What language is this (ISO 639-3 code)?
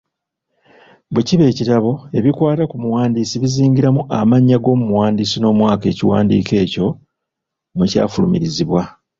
lug